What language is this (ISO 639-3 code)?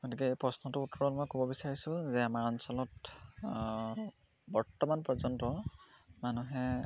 asm